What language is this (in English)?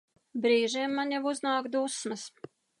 Latvian